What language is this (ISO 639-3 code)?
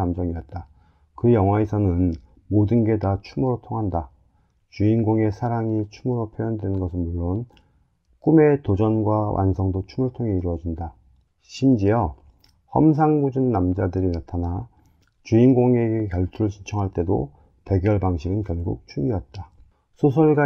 kor